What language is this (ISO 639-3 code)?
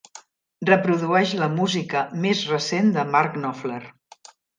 cat